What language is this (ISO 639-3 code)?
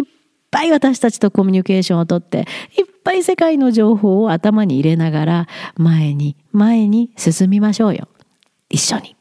jpn